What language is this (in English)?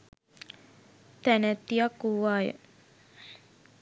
Sinhala